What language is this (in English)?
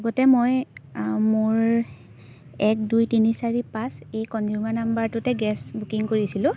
Assamese